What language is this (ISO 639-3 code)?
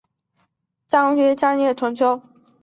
zho